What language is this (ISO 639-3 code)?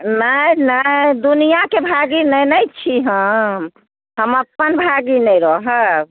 mai